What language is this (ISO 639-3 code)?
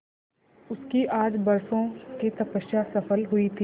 hin